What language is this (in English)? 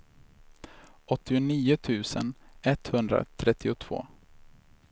Swedish